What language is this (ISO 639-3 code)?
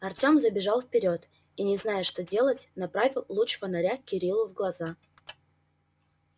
rus